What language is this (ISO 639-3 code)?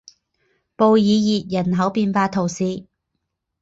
zho